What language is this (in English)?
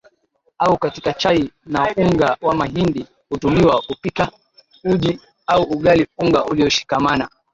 Swahili